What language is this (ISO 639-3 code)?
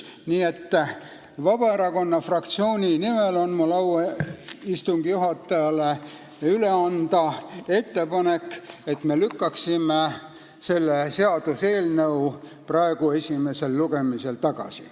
est